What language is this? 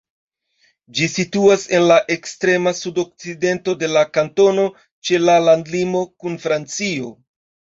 Esperanto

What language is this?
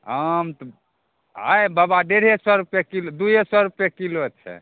Maithili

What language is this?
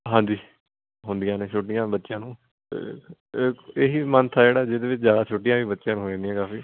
Punjabi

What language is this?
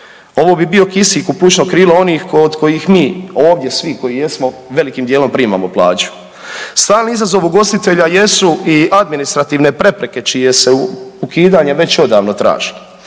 Croatian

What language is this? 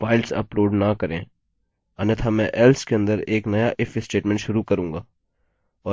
Hindi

